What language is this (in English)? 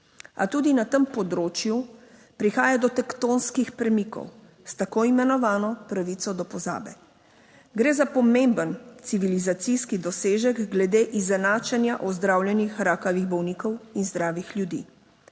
Slovenian